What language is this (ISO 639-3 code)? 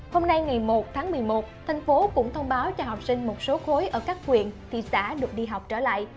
vie